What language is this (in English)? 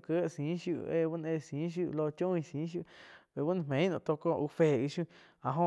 Quiotepec Chinantec